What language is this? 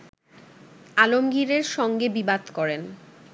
Bangla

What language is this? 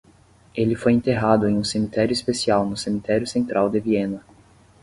Portuguese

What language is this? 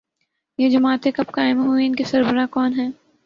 Urdu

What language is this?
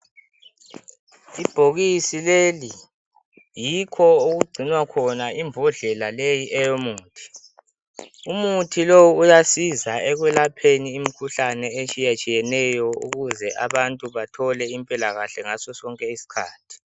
North Ndebele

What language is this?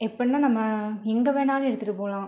Tamil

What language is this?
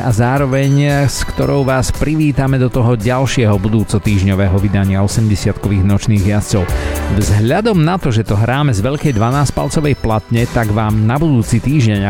Slovak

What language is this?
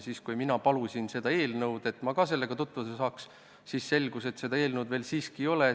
Estonian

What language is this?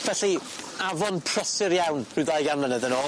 Welsh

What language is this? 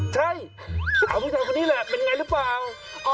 Thai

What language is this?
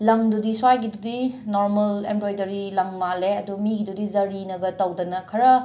Manipuri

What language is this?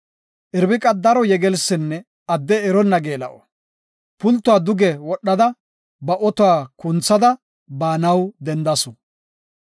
Gofa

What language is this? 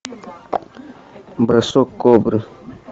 Russian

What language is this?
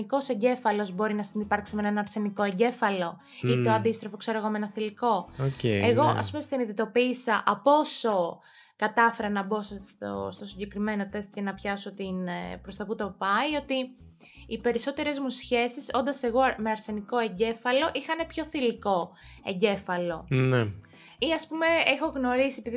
Greek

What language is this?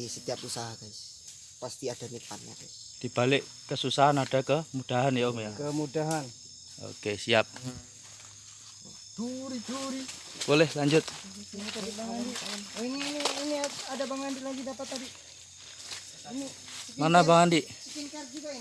Indonesian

